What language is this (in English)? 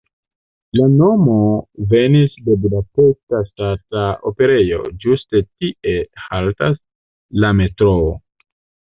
Esperanto